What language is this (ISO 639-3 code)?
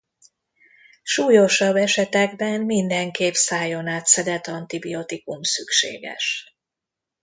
hun